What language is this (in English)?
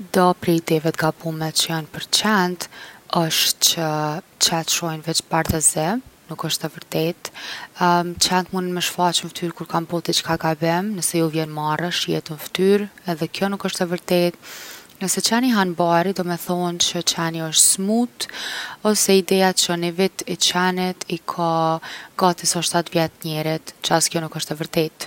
Gheg Albanian